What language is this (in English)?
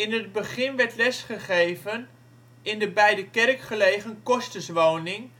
Dutch